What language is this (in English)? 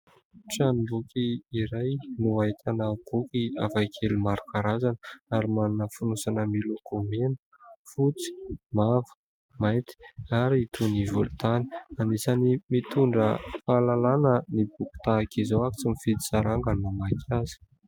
Malagasy